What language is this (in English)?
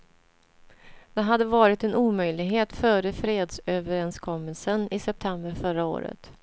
Swedish